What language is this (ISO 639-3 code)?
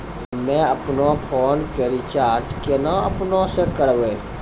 mai